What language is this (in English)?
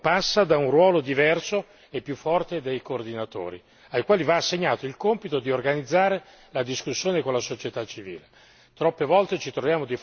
Italian